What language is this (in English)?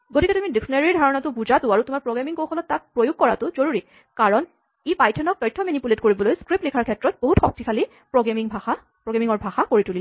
Assamese